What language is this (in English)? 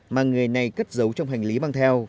Vietnamese